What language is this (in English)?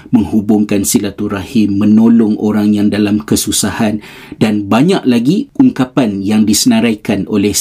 Malay